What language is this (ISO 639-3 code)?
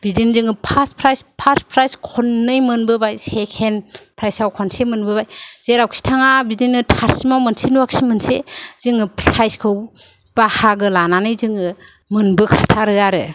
brx